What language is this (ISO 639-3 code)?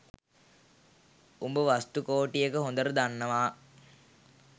sin